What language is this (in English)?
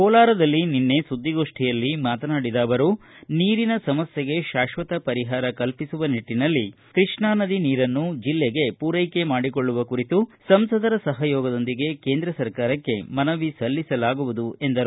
Kannada